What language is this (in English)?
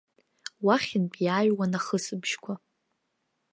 Abkhazian